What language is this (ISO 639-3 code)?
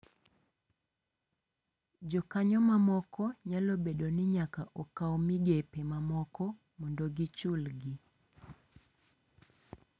luo